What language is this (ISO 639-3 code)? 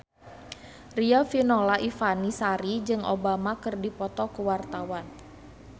sun